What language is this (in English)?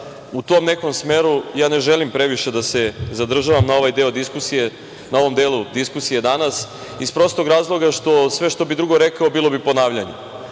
Serbian